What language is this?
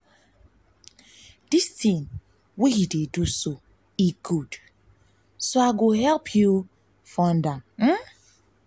Nigerian Pidgin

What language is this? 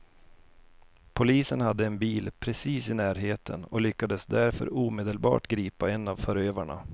Swedish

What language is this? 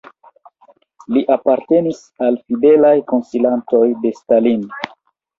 Esperanto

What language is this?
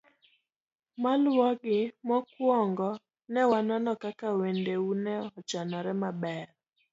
Luo (Kenya and Tanzania)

